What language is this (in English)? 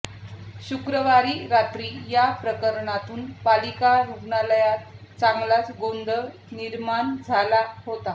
Marathi